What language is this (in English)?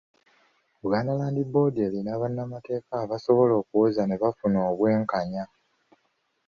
Ganda